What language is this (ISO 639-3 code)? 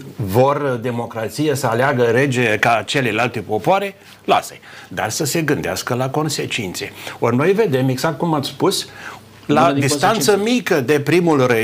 ron